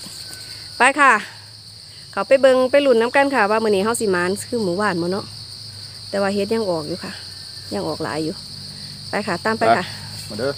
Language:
Thai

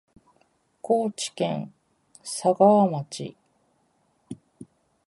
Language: Japanese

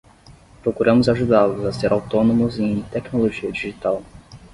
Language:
Portuguese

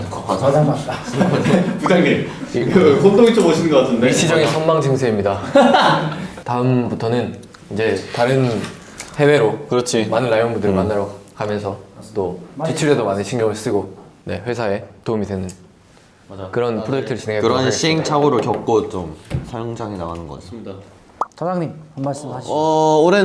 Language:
Korean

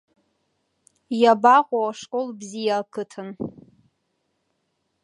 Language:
Abkhazian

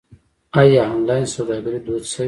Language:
Pashto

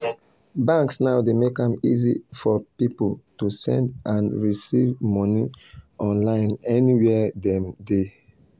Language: Nigerian Pidgin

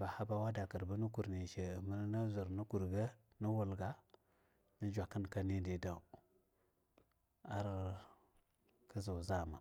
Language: Longuda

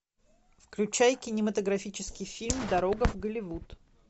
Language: Russian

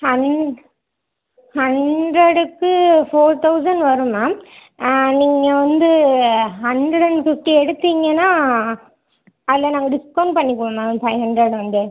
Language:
Tamil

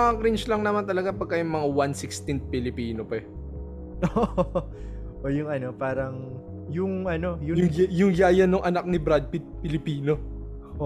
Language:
Filipino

